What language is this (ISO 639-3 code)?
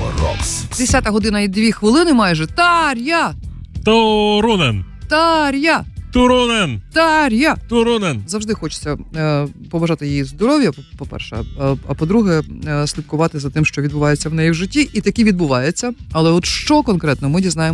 ukr